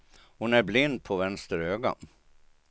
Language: Swedish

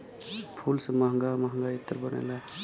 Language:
Bhojpuri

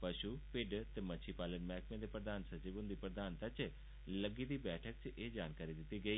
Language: Dogri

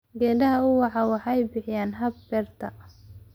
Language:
Somali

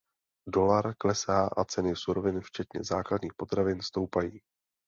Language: Czech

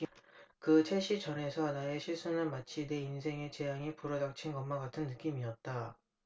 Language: Korean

